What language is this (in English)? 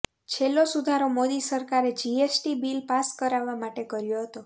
Gujarati